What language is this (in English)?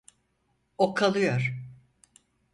Turkish